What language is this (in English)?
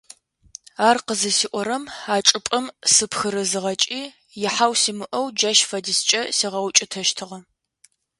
Adyghe